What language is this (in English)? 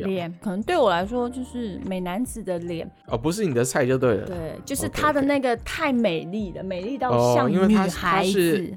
Chinese